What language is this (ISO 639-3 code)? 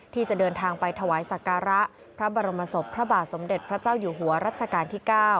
tha